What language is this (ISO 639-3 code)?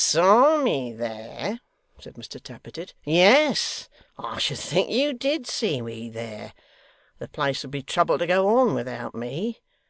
eng